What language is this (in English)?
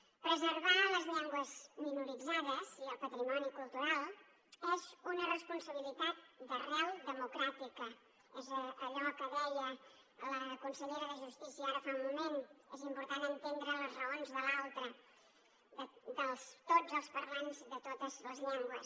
Catalan